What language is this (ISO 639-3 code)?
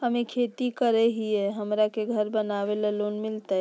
mag